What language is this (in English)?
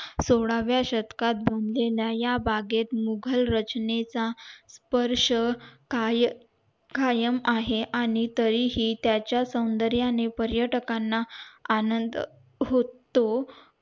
Marathi